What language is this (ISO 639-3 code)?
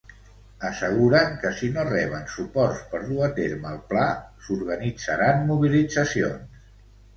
cat